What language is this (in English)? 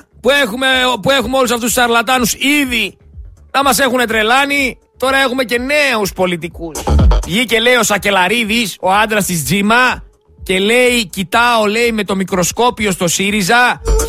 Greek